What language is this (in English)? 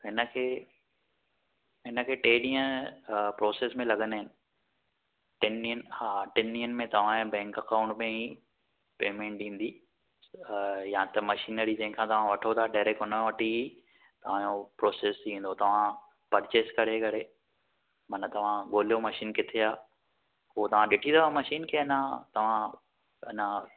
Sindhi